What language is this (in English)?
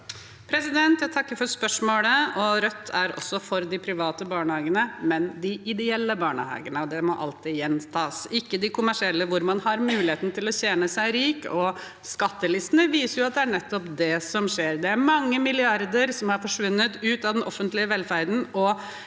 Norwegian